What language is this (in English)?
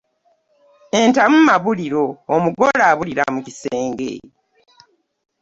Ganda